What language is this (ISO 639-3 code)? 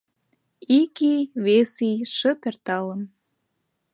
chm